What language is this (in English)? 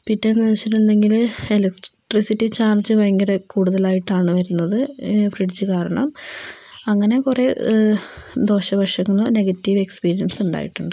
Malayalam